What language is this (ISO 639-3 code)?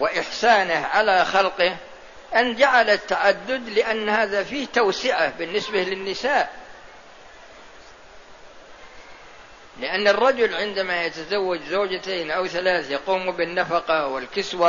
ara